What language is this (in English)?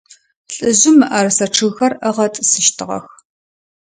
Adyghe